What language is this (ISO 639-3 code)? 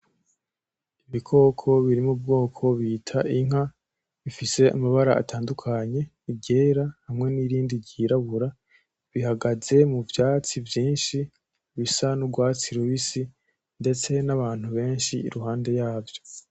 run